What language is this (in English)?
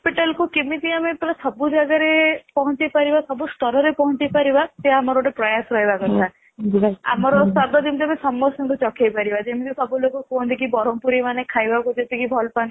Odia